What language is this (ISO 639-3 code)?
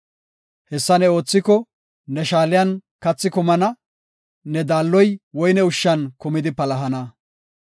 gof